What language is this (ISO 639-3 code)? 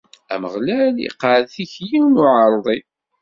kab